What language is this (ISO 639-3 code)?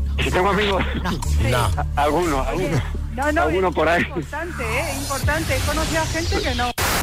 spa